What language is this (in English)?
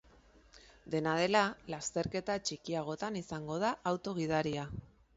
Basque